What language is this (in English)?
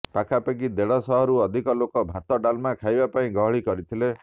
Odia